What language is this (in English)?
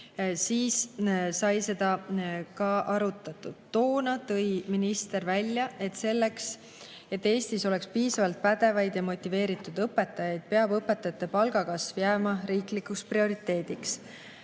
Estonian